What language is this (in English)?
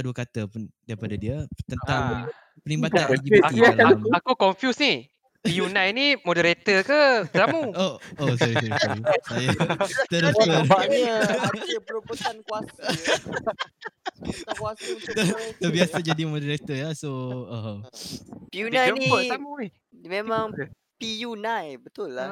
Malay